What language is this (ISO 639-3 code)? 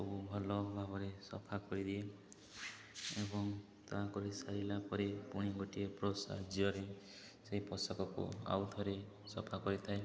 ori